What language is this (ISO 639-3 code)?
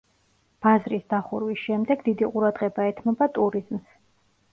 kat